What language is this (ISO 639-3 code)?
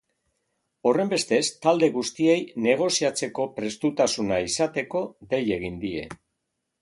eus